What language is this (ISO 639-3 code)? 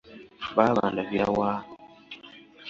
lug